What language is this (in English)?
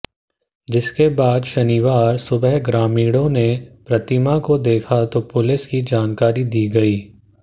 Hindi